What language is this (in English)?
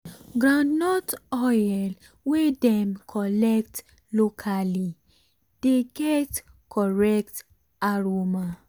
Nigerian Pidgin